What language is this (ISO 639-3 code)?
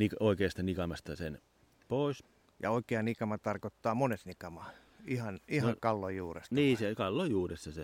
fin